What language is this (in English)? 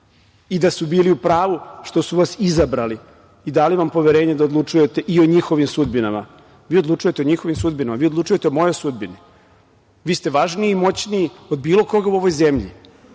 Serbian